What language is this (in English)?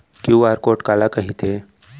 Chhattisgarhi